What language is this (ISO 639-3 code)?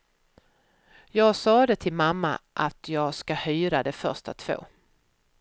swe